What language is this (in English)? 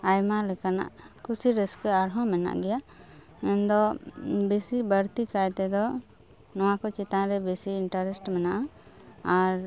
Santali